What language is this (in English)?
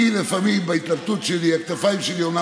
Hebrew